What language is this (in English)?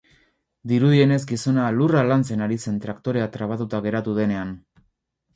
Basque